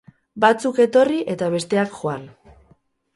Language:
Basque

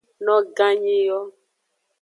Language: Aja (Benin)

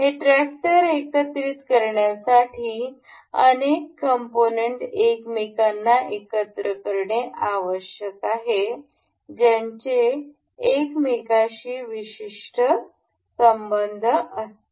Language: Marathi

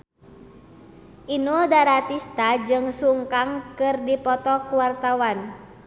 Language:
Sundanese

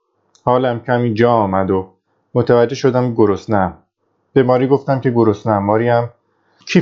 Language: Persian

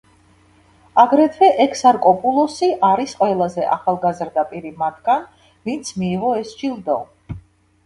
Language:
Georgian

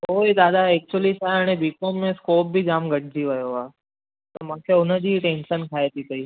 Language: Sindhi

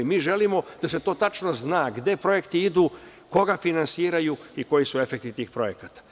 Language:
Serbian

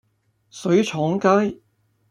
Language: Cantonese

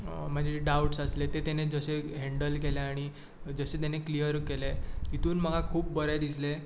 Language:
Konkani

